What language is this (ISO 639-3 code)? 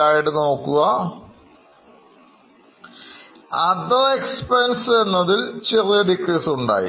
mal